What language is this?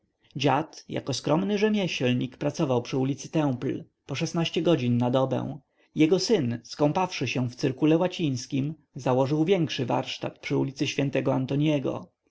Polish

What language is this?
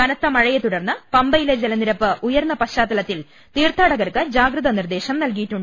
Malayalam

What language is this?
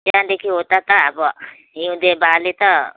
Nepali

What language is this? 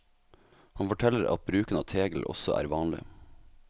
Norwegian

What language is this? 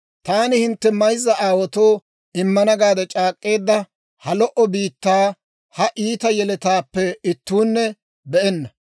Dawro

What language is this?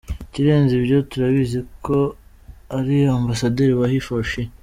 Kinyarwanda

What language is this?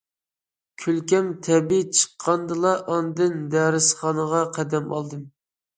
Uyghur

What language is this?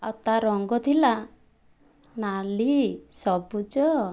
Odia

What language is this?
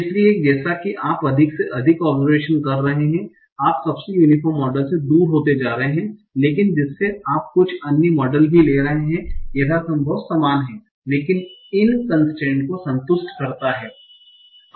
Hindi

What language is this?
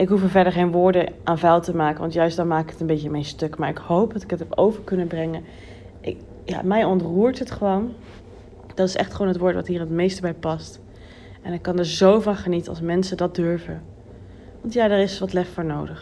Dutch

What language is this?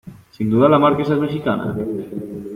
Spanish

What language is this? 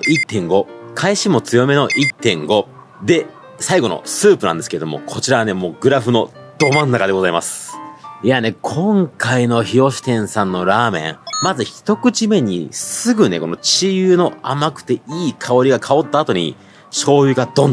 Japanese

